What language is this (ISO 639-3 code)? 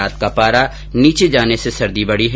hin